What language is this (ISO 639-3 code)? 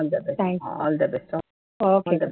tam